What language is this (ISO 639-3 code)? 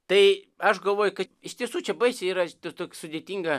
lit